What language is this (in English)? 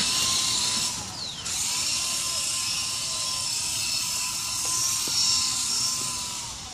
Spanish